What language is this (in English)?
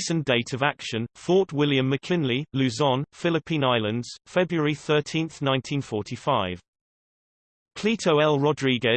English